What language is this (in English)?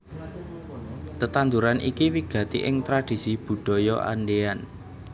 Javanese